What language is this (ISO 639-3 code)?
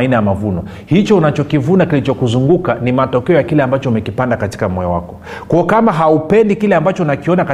swa